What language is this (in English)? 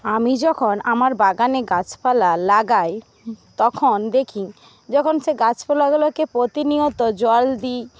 Bangla